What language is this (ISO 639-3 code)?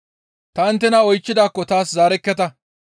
gmv